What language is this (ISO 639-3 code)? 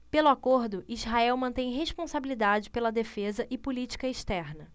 por